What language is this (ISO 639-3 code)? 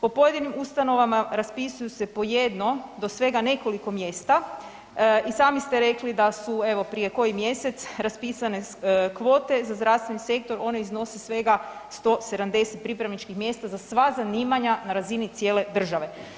hrv